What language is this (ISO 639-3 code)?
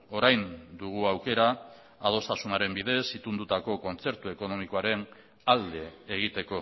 eus